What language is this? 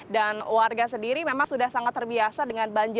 Indonesian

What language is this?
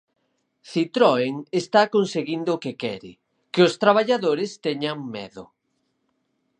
Galician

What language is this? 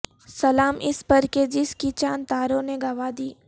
Urdu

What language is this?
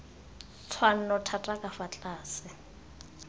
Tswana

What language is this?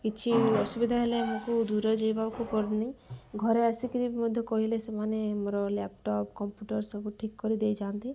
Odia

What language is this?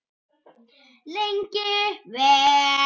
Icelandic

